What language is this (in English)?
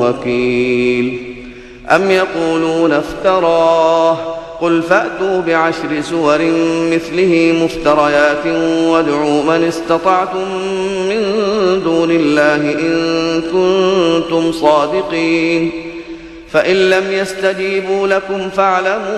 Arabic